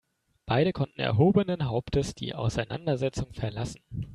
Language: German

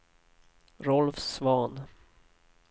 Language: Swedish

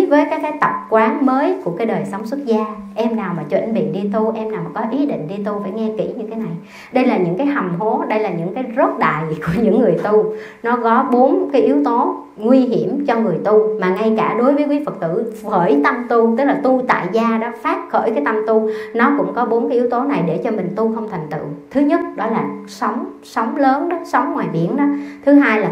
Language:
Vietnamese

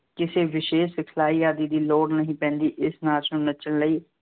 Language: Punjabi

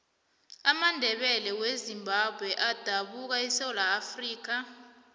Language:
South Ndebele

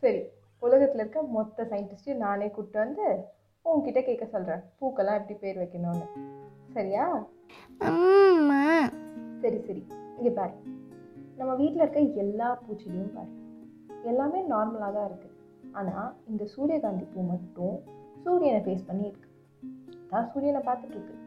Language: Tamil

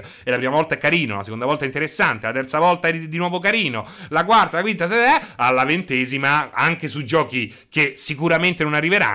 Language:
Italian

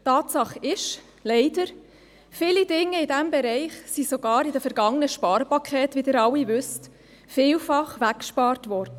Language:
Swiss German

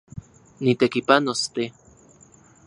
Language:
Central Puebla Nahuatl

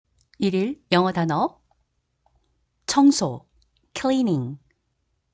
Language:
Korean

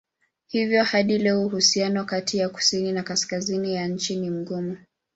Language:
Swahili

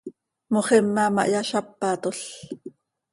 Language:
Seri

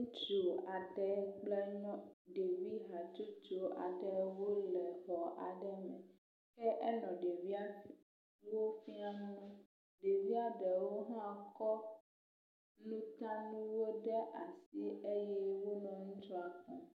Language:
Ewe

